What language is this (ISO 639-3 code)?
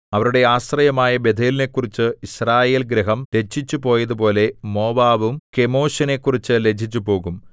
mal